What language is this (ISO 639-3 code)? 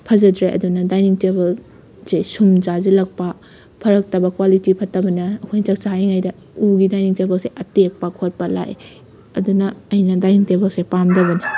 mni